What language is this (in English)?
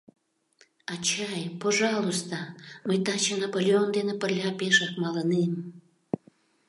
Mari